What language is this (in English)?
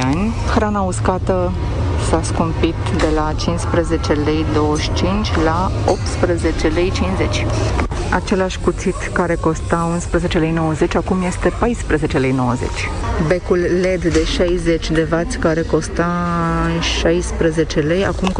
Romanian